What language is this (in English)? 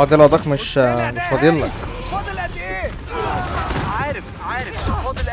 Arabic